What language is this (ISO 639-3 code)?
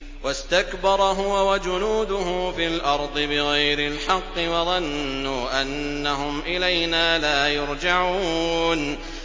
ara